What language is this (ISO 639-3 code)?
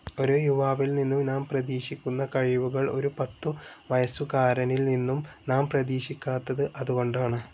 mal